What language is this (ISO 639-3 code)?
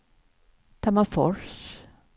swe